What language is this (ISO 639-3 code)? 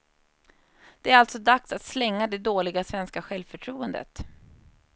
swe